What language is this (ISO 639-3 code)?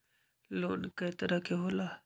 mag